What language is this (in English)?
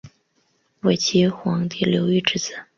Chinese